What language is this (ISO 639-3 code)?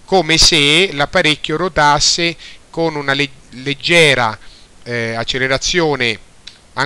ita